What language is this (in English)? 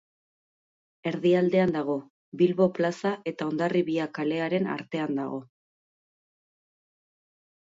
Basque